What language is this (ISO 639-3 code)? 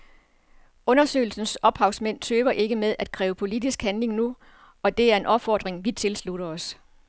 dan